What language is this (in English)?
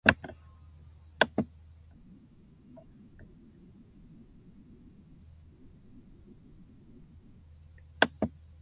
Korean